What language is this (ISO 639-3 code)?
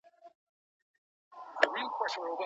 pus